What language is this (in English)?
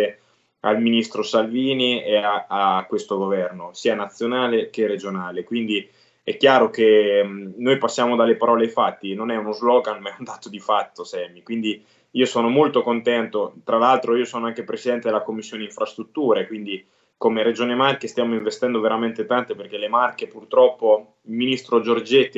Italian